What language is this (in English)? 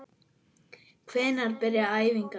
Icelandic